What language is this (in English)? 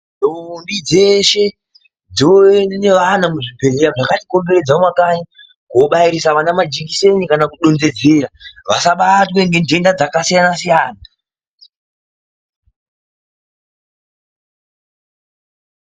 Ndau